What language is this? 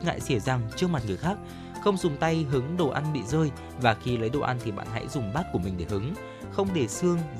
Vietnamese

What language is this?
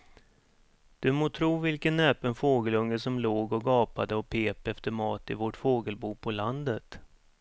Swedish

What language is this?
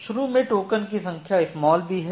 Hindi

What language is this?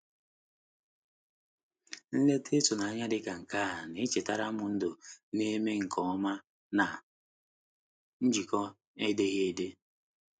Igbo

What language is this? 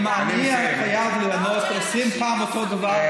Hebrew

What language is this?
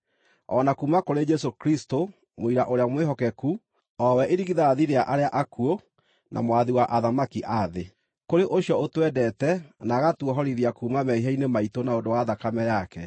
Kikuyu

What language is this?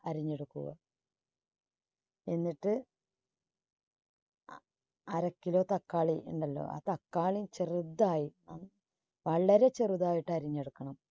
Malayalam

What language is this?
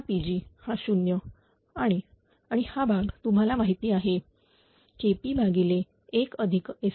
Marathi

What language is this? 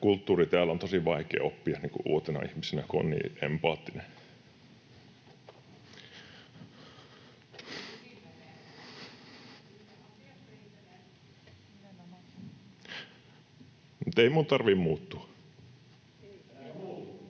Finnish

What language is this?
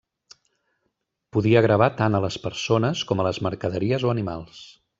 Catalan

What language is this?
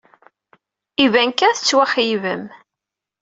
Kabyle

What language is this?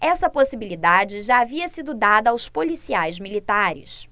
Portuguese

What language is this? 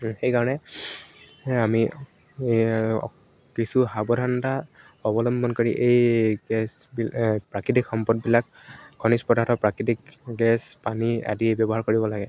Assamese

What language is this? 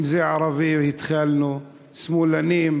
Hebrew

